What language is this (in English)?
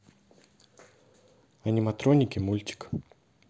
Russian